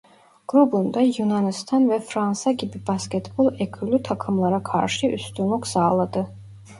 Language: Turkish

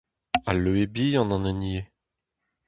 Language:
Breton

